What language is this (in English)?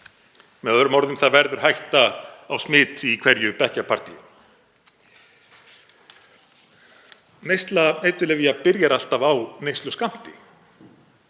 Icelandic